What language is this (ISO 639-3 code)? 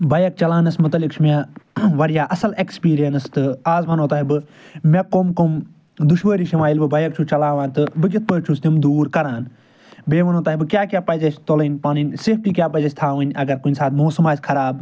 kas